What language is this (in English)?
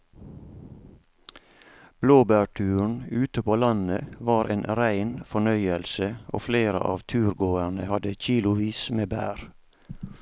Norwegian